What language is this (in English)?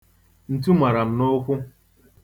Igbo